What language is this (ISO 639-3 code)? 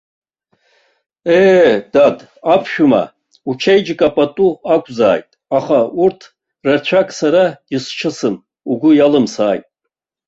abk